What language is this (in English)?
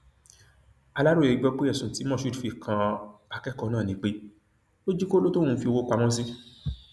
Yoruba